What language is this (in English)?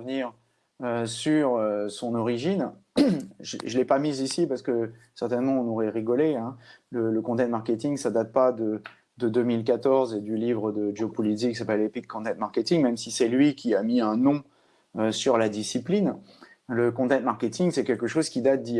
French